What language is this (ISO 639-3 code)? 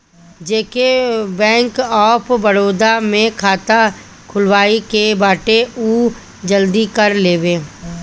bho